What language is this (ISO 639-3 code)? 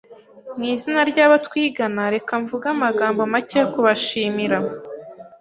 kin